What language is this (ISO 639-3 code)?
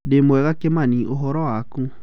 kik